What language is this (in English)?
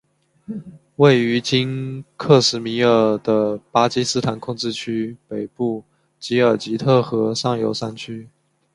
Chinese